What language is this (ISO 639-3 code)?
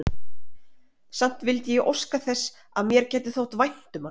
isl